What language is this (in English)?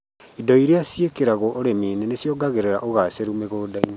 Kikuyu